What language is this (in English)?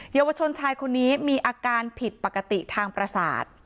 Thai